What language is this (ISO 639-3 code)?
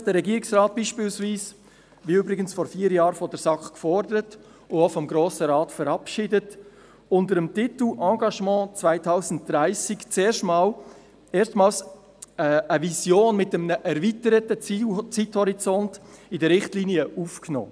gsw